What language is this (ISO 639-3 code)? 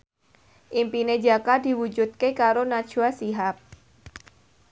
jav